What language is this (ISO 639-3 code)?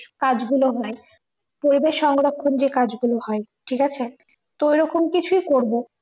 ben